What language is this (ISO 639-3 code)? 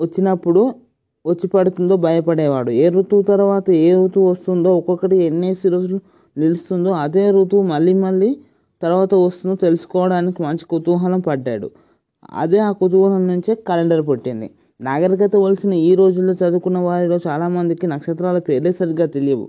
tel